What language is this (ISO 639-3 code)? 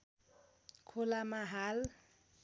nep